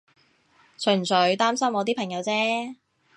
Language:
Cantonese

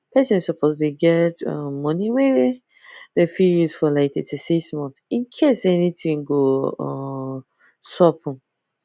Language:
Nigerian Pidgin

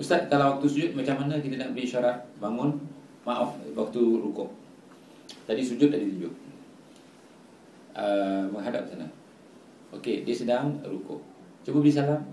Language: Malay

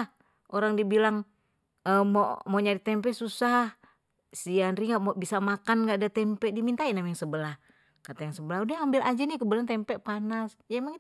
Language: Betawi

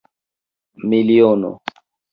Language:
Esperanto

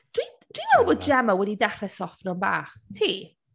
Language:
Welsh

